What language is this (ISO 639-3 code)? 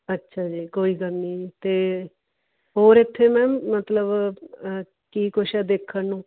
pan